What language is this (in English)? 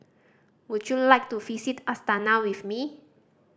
English